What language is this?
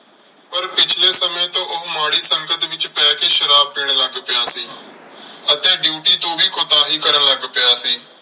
Punjabi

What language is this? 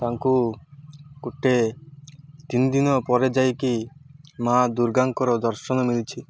Odia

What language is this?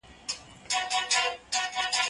Pashto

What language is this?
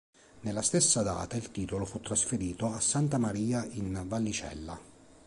Italian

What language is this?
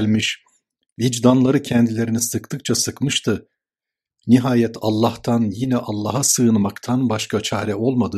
Turkish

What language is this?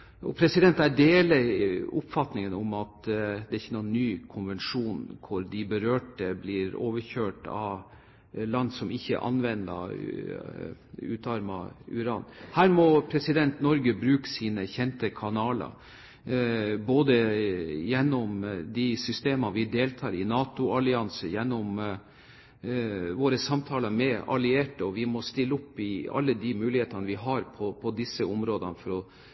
Norwegian Bokmål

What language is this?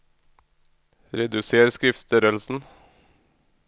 Norwegian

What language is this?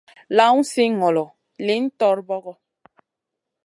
Masana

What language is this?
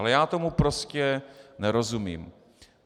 Czech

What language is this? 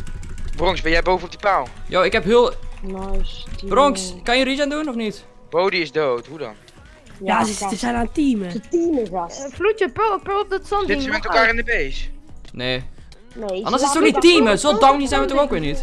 Dutch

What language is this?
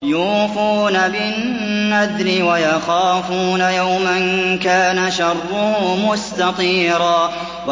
Arabic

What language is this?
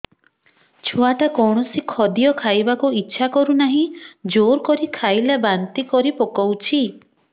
Odia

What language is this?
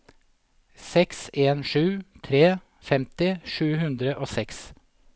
Norwegian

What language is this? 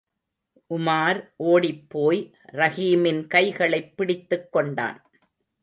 Tamil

